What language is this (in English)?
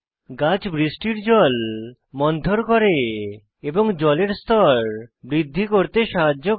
Bangla